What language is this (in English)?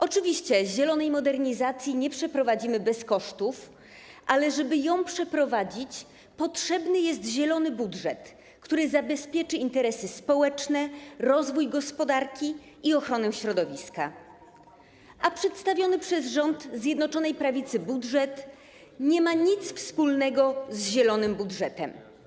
Polish